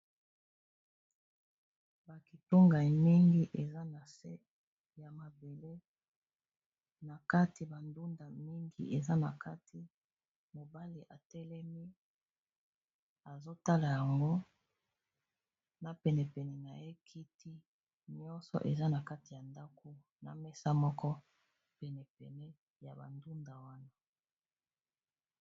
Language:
Lingala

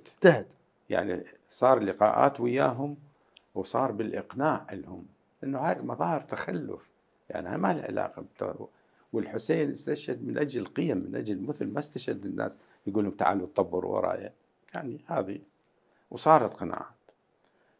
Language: Arabic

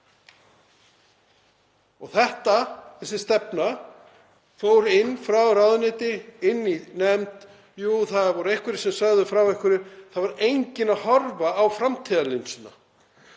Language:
Icelandic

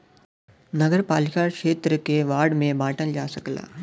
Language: Bhojpuri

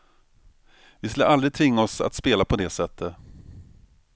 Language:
Swedish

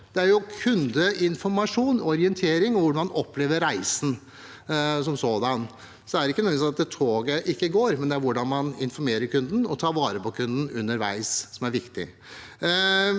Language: Norwegian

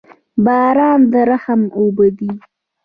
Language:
Pashto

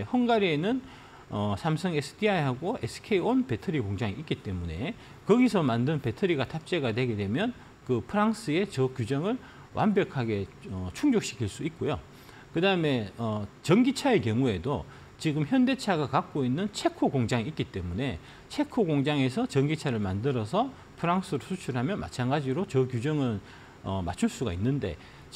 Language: Korean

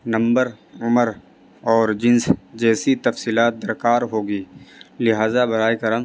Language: Urdu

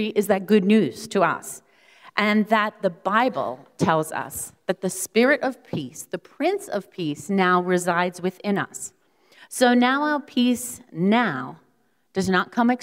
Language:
English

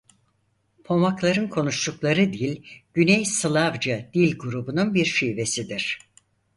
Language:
Turkish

